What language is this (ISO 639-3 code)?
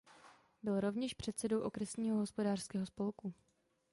ces